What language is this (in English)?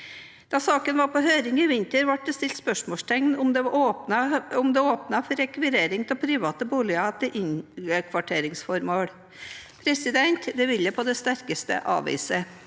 Norwegian